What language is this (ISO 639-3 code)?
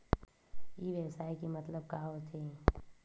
hne